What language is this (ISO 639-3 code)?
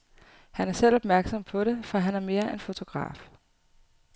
dan